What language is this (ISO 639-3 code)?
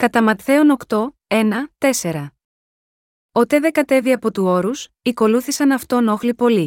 ell